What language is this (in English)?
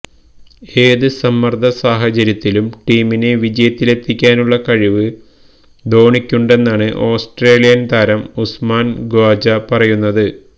Malayalam